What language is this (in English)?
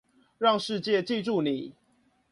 Chinese